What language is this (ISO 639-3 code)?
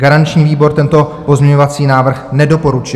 ces